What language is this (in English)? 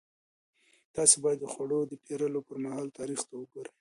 Pashto